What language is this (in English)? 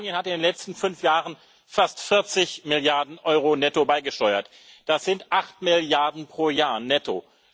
German